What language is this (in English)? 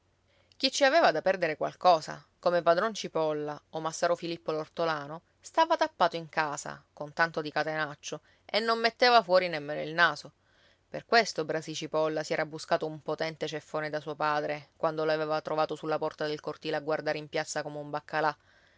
Italian